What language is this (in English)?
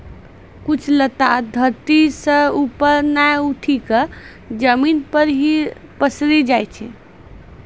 Maithili